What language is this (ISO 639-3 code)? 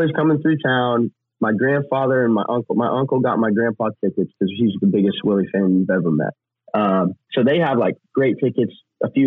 eng